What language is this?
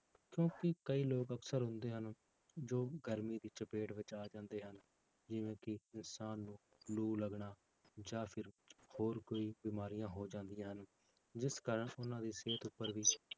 Punjabi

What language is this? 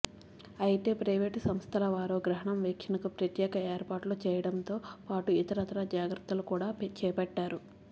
Telugu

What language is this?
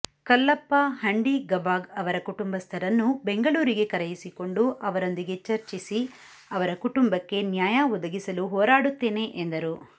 Kannada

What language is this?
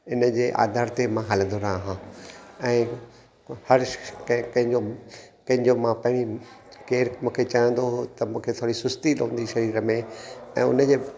Sindhi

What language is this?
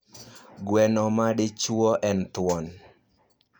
Luo (Kenya and Tanzania)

